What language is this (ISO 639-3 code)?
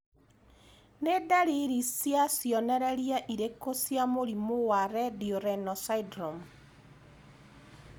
kik